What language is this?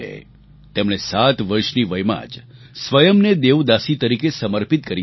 Gujarati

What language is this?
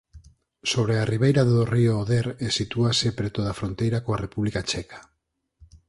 Galician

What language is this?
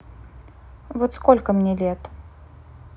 Russian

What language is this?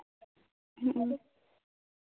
Santali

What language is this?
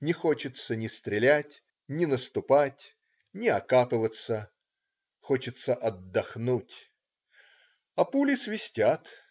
Russian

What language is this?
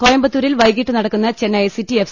Malayalam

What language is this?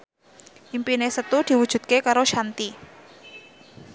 Javanese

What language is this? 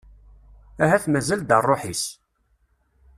Kabyle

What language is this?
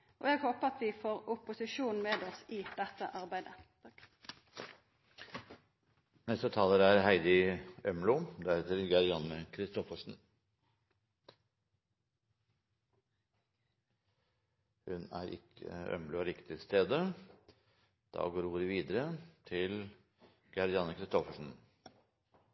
Norwegian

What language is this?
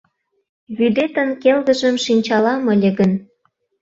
Mari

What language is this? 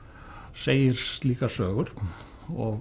Icelandic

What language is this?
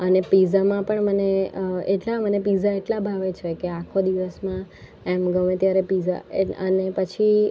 Gujarati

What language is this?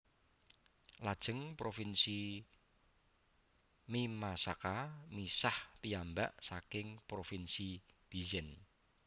Javanese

